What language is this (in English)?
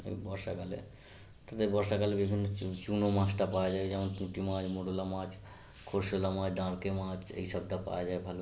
Bangla